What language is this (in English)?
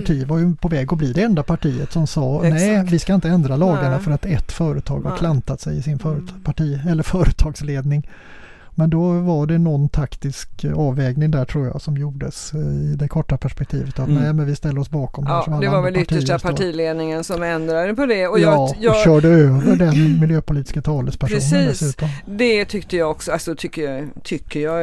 Swedish